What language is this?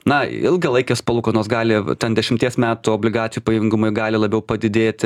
Lithuanian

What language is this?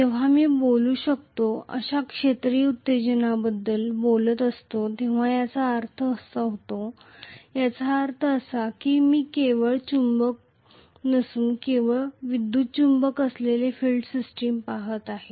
Marathi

